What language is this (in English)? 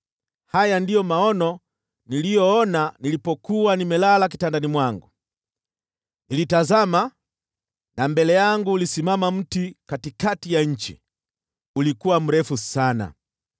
Swahili